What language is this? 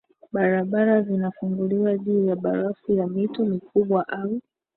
Swahili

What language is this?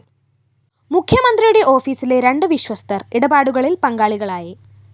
Malayalam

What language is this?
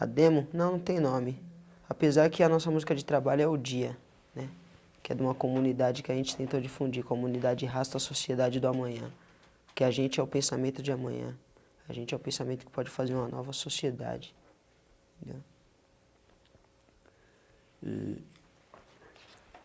Portuguese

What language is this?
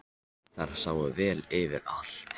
Icelandic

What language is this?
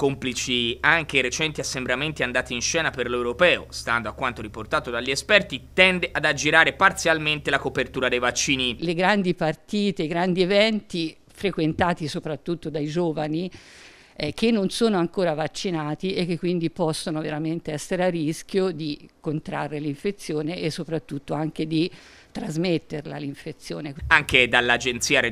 Italian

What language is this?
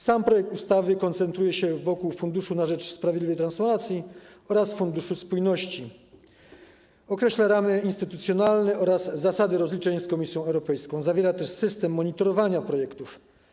Polish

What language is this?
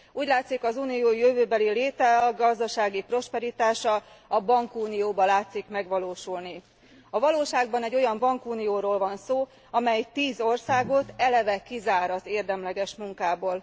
Hungarian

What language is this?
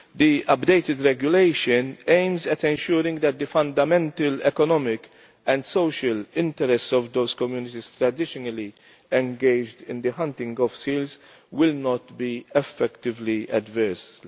English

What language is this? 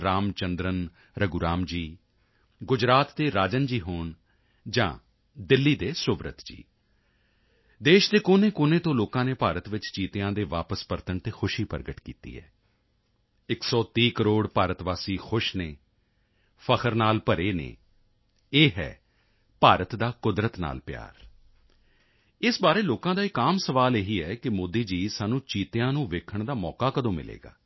Punjabi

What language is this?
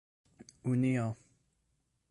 Esperanto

